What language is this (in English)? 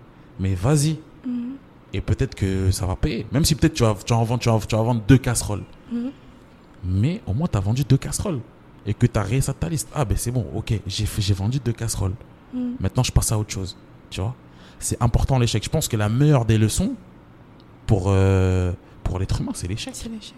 French